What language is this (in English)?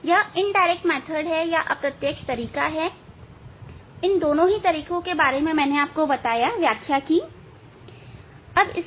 Hindi